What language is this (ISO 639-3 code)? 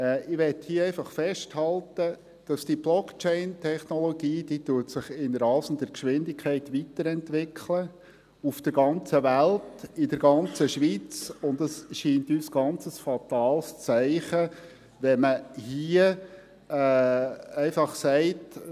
gsw